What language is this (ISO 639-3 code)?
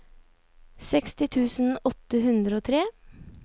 nor